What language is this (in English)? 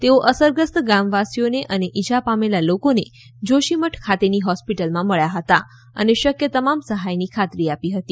Gujarati